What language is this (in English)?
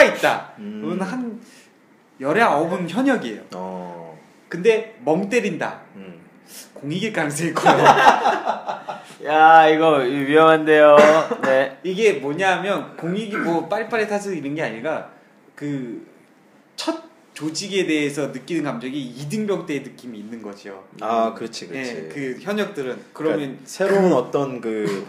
Korean